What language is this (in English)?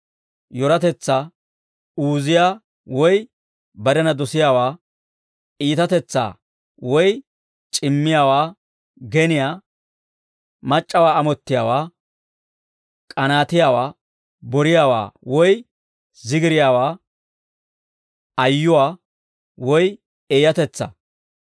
Dawro